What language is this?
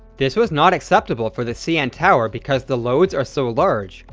English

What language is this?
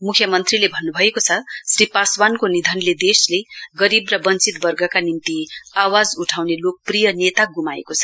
Nepali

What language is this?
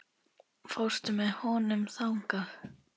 Icelandic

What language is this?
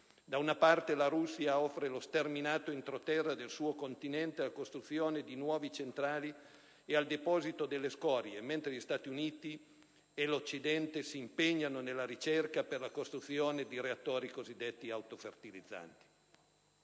Italian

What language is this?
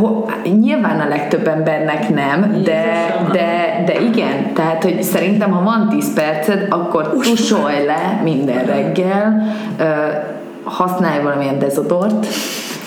Hungarian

